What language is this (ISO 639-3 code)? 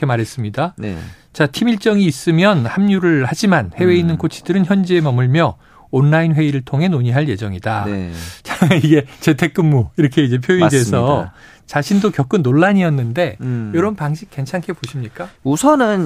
kor